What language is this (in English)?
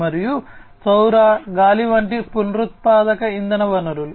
Telugu